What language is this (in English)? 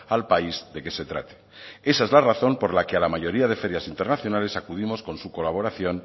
Spanish